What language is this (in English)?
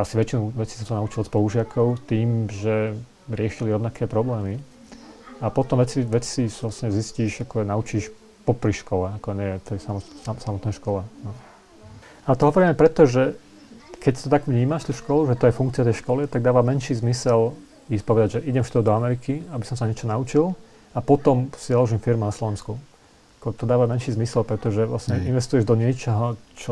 Slovak